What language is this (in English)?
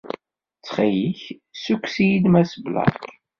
Kabyle